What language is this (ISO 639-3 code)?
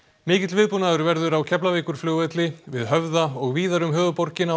isl